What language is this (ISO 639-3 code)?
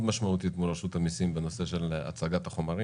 heb